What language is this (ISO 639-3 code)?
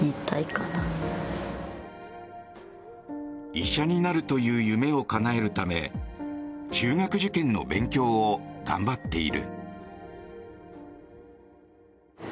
jpn